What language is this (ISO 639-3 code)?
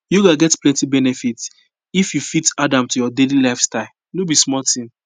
pcm